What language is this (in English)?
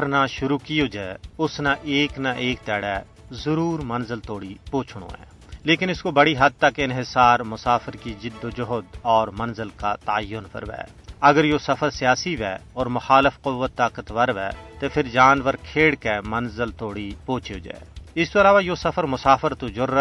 Urdu